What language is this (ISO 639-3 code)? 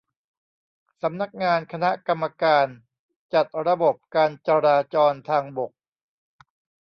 tha